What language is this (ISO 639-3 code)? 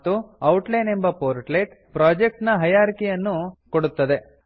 kan